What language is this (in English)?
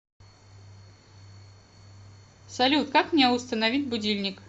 Russian